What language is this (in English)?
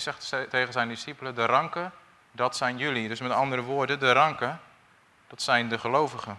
Dutch